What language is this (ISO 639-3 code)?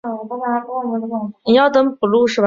zho